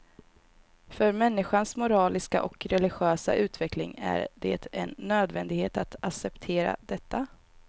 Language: Swedish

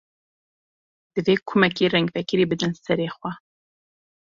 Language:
Kurdish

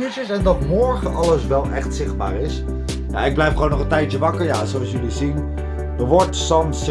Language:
Dutch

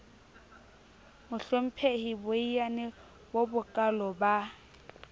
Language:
Southern Sotho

